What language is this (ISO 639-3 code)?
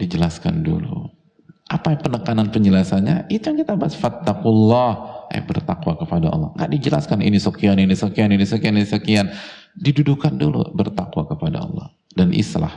ind